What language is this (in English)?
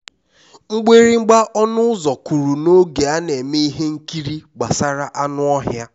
Igbo